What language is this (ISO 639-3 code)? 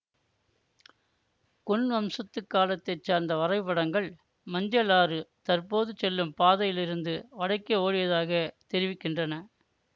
tam